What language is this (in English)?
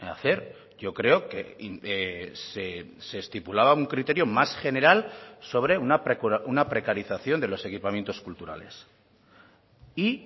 Spanish